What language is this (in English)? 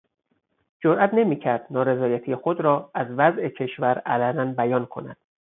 Persian